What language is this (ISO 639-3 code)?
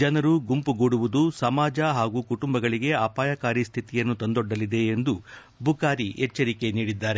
kan